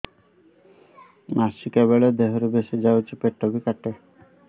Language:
Odia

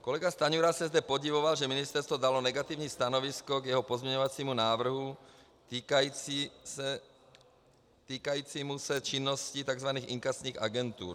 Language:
Czech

